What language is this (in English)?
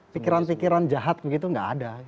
Indonesian